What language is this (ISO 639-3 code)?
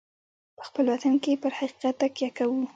pus